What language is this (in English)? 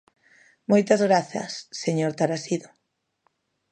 Galician